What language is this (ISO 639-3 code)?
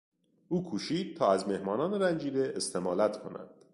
fas